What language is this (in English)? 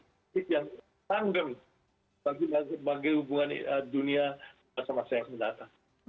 Indonesian